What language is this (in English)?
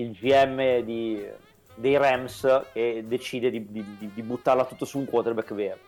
Italian